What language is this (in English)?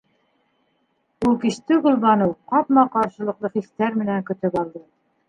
Bashkir